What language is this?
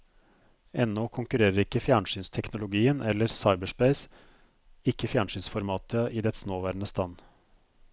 Norwegian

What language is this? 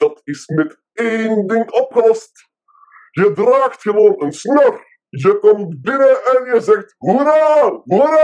Dutch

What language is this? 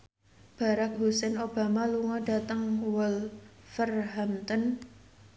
Javanese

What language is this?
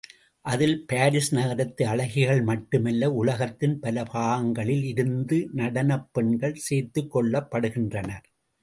Tamil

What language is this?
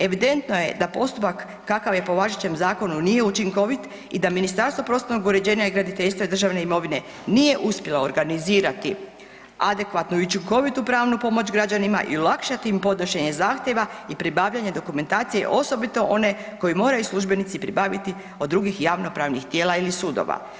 Croatian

